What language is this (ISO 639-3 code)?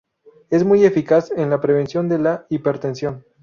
spa